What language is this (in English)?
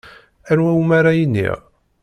Kabyle